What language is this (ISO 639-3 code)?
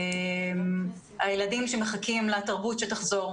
heb